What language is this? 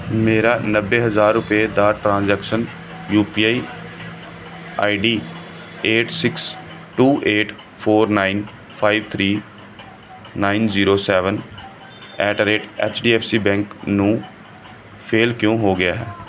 Punjabi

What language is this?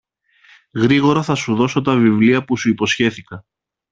Greek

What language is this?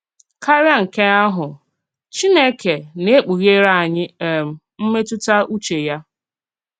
Igbo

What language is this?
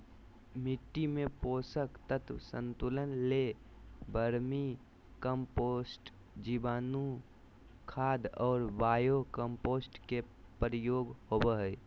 Magahi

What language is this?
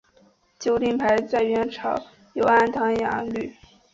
Chinese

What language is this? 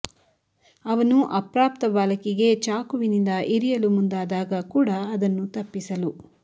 Kannada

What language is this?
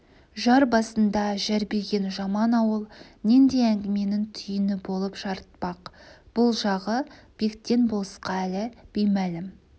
Kazakh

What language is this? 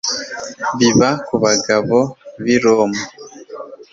Kinyarwanda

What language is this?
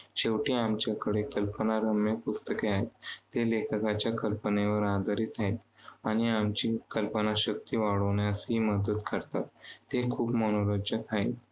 Marathi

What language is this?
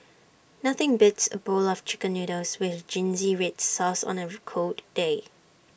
English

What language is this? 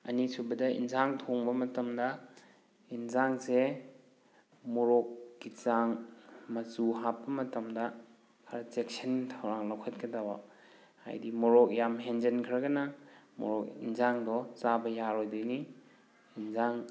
Manipuri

